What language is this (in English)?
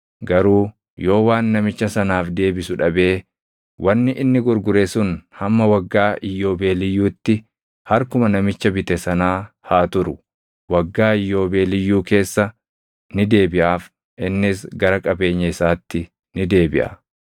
Oromo